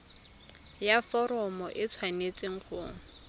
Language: Tswana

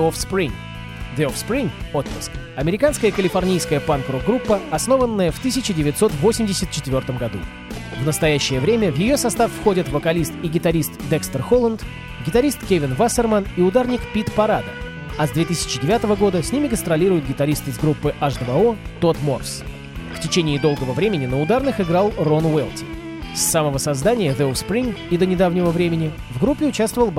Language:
Russian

